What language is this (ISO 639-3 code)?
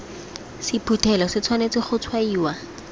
tsn